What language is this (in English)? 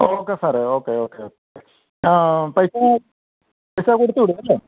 Malayalam